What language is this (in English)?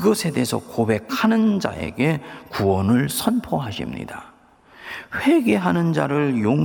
Korean